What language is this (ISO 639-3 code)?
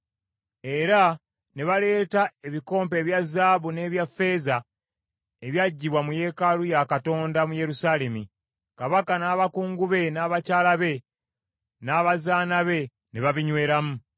lug